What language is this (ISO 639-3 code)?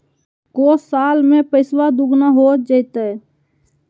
mag